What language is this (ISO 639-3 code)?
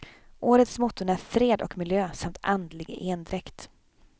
swe